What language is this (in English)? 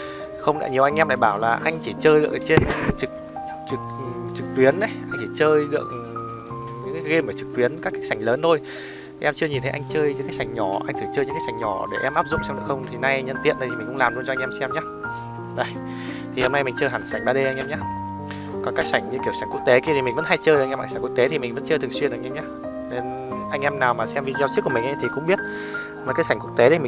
Vietnamese